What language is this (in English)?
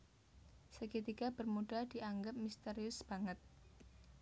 Javanese